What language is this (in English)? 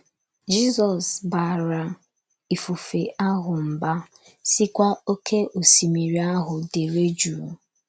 Igbo